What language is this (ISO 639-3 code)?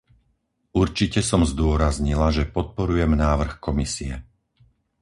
slk